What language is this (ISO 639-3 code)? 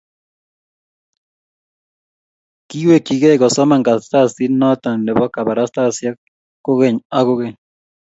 kln